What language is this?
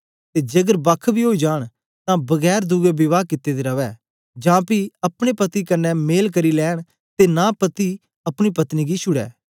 Dogri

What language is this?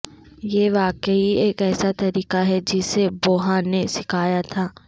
Urdu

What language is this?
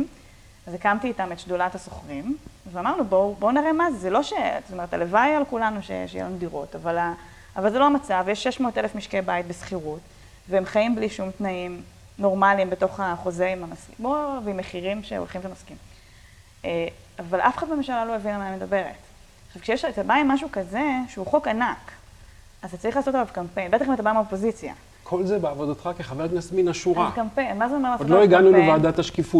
Hebrew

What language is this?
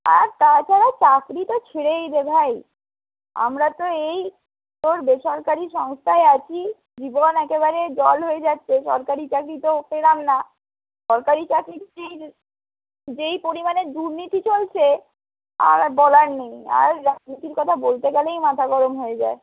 Bangla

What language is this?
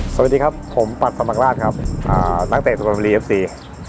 Thai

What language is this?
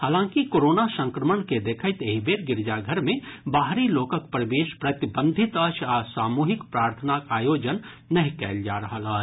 Maithili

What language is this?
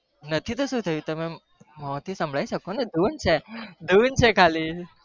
Gujarati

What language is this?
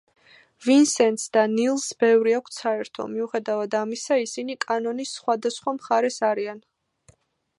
Georgian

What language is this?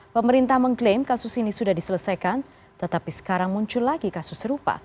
Indonesian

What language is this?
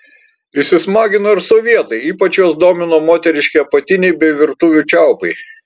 Lithuanian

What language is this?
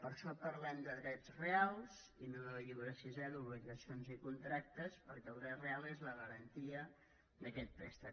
Catalan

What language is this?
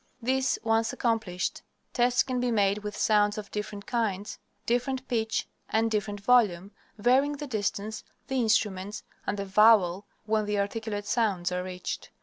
English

